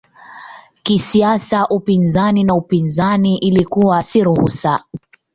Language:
Swahili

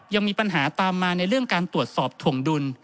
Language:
Thai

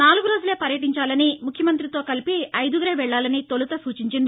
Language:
Telugu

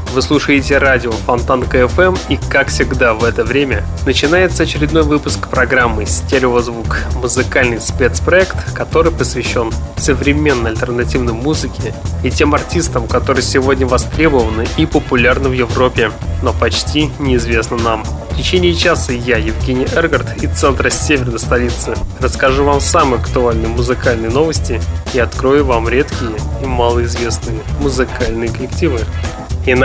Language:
Russian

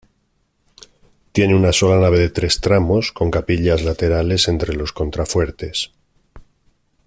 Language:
Spanish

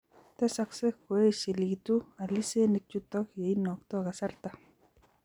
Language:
Kalenjin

